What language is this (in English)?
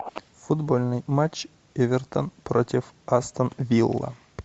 Russian